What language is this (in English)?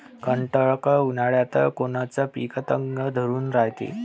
Marathi